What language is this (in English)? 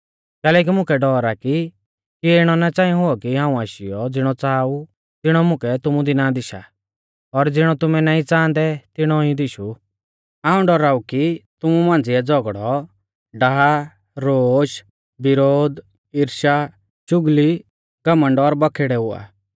Mahasu Pahari